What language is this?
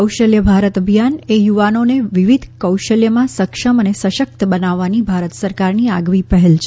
Gujarati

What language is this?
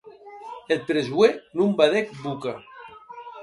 Occitan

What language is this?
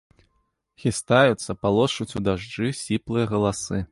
Belarusian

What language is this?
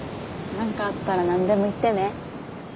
Japanese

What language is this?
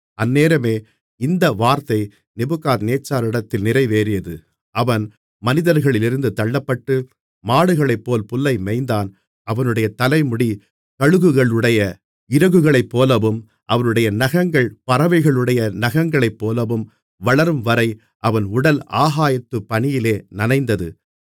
Tamil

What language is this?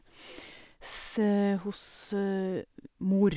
Norwegian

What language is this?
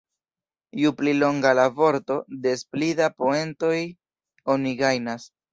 Esperanto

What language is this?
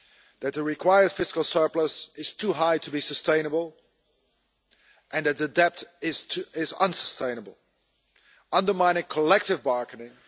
English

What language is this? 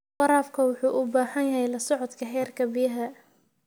Somali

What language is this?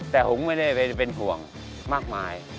Thai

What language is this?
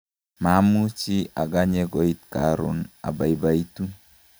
Kalenjin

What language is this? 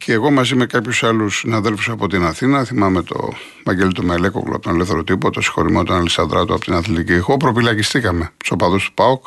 Greek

